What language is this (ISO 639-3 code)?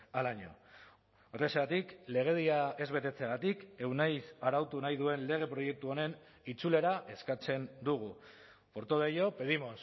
eus